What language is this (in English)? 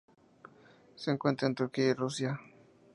Spanish